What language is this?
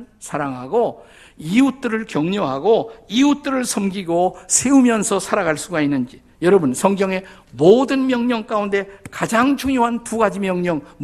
Korean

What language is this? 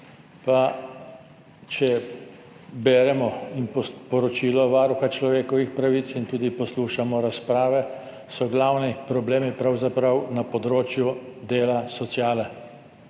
Slovenian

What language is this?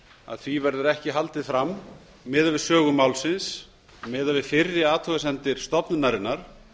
Icelandic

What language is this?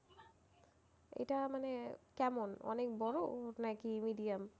Bangla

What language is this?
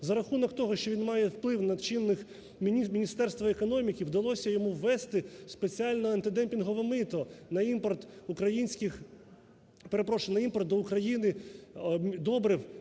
Ukrainian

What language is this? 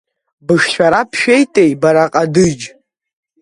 Abkhazian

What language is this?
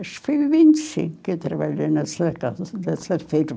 Portuguese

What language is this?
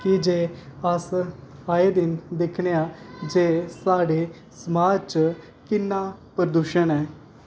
Dogri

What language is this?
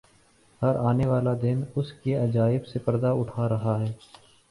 Urdu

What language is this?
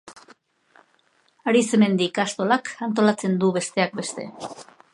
Basque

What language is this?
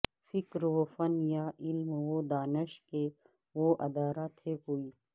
Urdu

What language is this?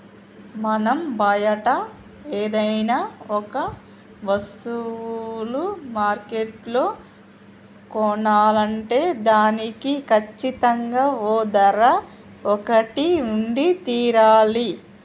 Telugu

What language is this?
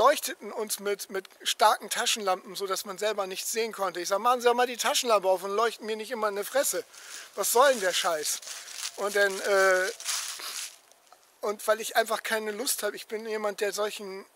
German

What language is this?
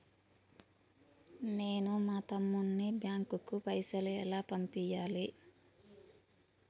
Telugu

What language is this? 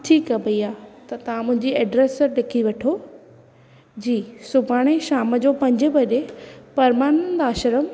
Sindhi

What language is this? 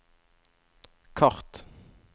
Norwegian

